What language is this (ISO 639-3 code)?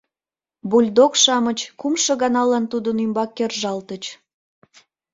chm